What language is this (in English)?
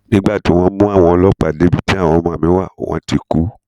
Yoruba